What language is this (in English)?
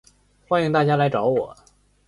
Chinese